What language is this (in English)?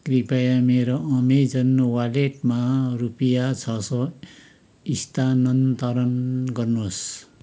Nepali